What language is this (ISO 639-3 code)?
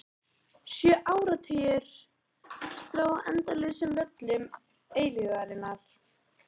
isl